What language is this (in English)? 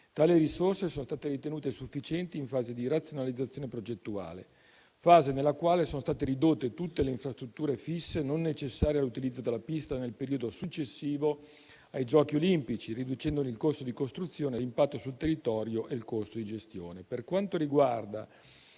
Italian